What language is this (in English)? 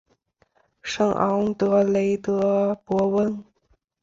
Chinese